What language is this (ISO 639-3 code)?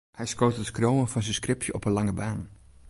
fry